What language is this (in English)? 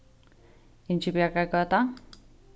Faroese